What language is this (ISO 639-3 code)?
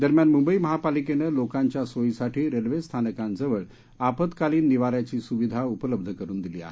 mar